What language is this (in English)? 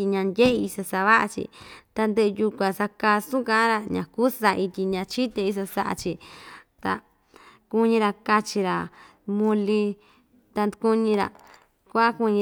Ixtayutla Mixtec